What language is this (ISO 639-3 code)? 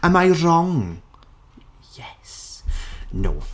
eng